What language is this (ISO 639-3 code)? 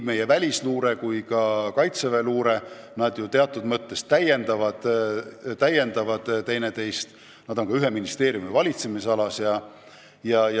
est